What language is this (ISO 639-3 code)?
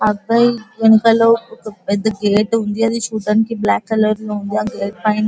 tel